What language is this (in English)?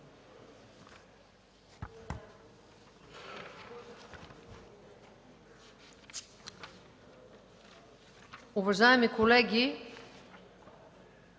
Bulgarian